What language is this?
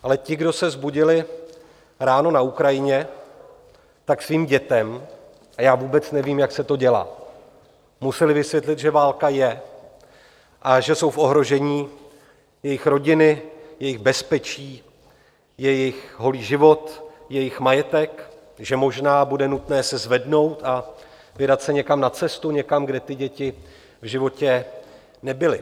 Czech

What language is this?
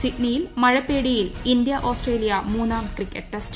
Malayalam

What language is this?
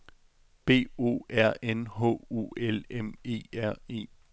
Danish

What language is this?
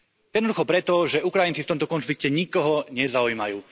Slovak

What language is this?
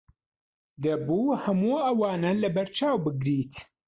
Central Kurdish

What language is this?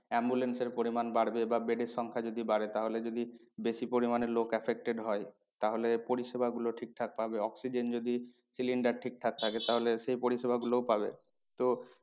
Bangla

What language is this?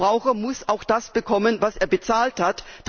German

